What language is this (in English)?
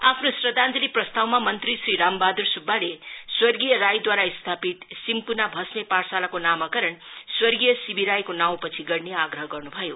Nepali